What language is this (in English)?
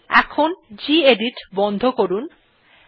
Bangla